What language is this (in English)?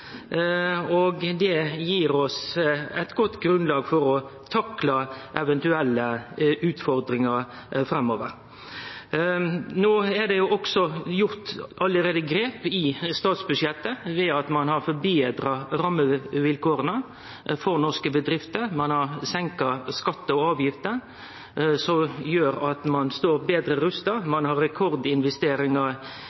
Norwegian Nynorsk